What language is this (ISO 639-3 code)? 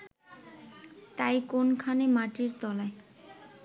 ben